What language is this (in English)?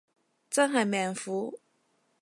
Cantonese